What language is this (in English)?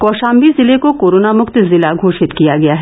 Hindi